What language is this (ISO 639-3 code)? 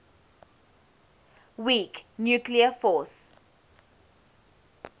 eng